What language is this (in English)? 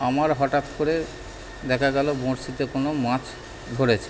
Bangla